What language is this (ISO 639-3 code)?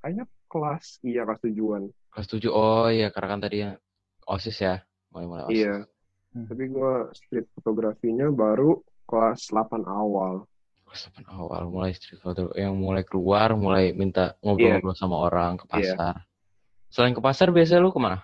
ind